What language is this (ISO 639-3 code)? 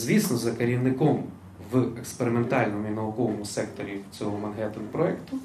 ukr